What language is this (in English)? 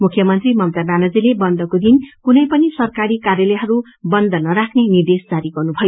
Nepali